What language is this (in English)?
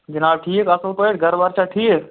Kashmiri